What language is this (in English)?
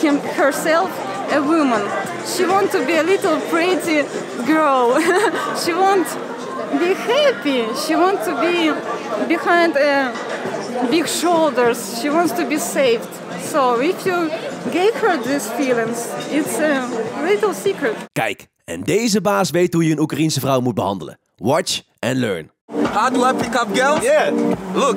Dutch